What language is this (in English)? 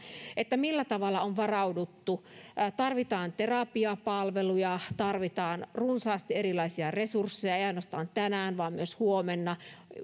Finnish